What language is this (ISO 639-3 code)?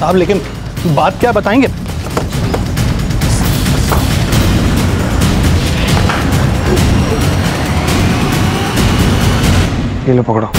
hin